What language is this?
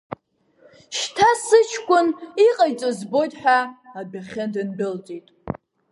Abkhazian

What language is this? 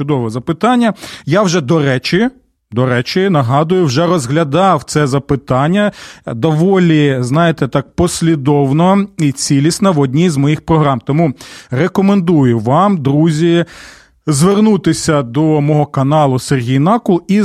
Ukrainian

